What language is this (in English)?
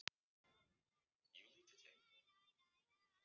Icelandic